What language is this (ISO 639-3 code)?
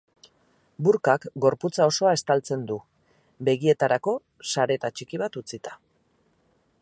eus